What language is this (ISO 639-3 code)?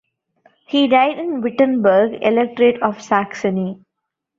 eng